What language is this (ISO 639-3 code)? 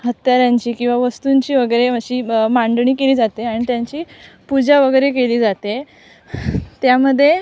mar